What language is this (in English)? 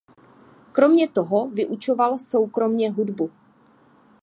Czech